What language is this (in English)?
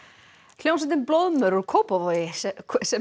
Icelandic